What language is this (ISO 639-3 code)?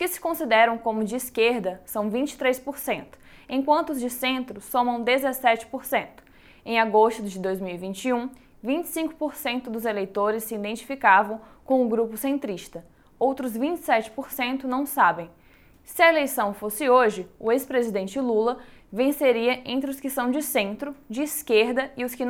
por